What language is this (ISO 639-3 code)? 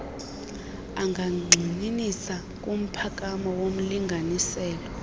xho